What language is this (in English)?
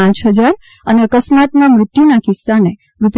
Gujarati